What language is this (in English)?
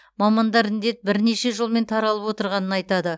Kazakh